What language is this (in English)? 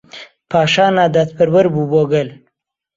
Central Kurdish